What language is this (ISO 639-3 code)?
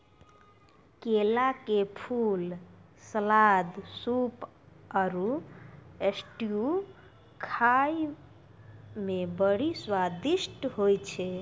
mai